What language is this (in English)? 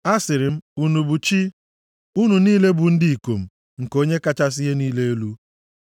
Igbo